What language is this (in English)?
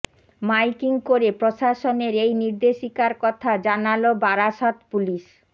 Bangla